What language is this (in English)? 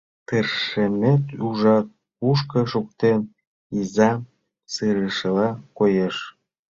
Mari